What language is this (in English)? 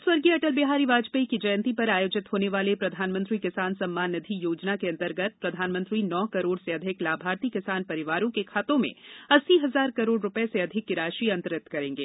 Hindi